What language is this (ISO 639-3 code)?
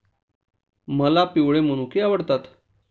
mar